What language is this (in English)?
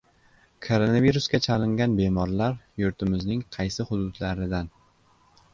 Uzbek